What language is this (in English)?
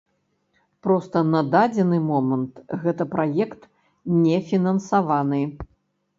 Belarusian